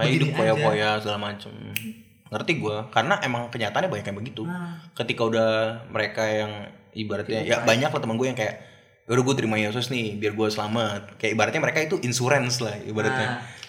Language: Indonesian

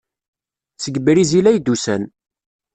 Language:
Kabyle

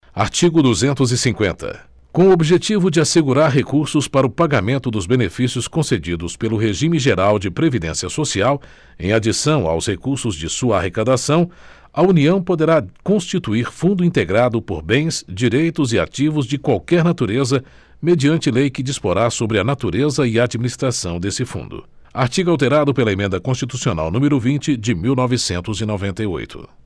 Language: Portuguese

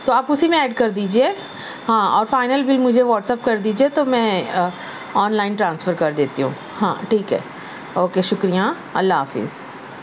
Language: Urdu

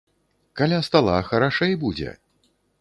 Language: Belarusian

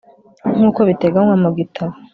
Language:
Kinyarwanda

